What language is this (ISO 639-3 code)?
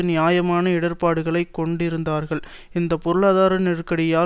tam